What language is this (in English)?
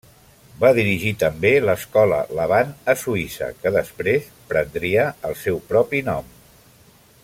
Catalan